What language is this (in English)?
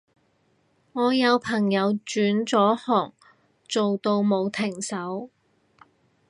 Cantonese